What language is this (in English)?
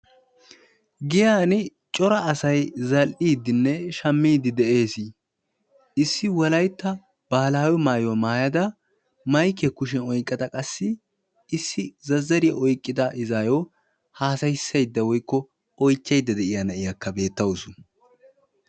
Wolaytta